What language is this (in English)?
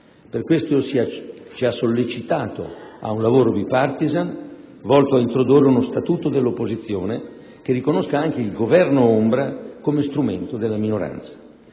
Italian